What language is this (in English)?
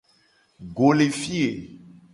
Gen